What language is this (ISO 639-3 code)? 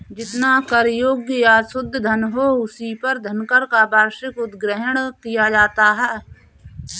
hin